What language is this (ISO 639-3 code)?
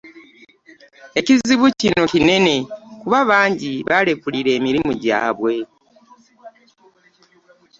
lug